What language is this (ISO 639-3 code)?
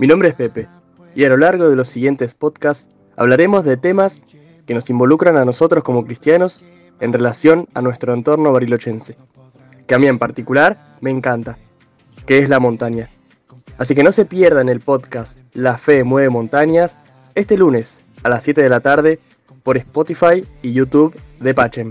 spa